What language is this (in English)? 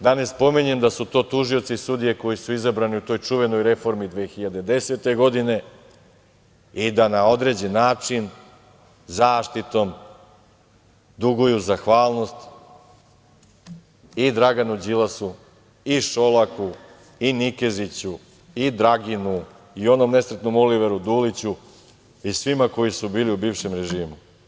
Serbian